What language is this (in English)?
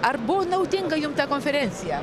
Lithuanian